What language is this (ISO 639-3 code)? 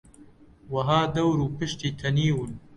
ckb